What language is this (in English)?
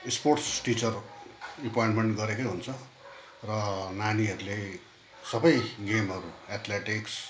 Nepali